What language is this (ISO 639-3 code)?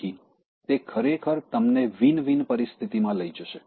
guj